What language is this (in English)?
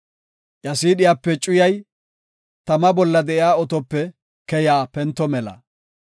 Gofa